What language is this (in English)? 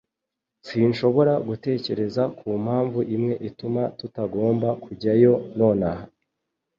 Kinyarwanda